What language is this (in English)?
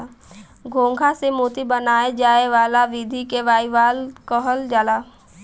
Bhojpuri